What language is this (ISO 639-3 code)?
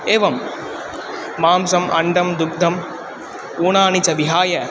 san